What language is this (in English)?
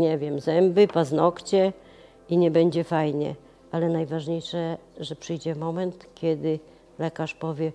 Polish